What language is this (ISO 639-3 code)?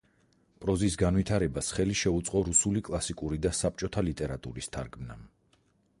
kat